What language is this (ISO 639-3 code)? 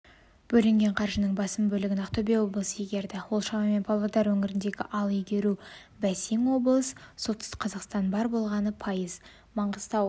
kaz